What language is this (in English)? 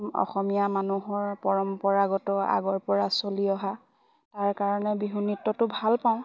Assamese